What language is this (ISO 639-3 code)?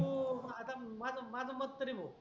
mar